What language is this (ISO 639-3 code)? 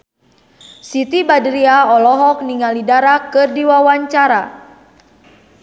sun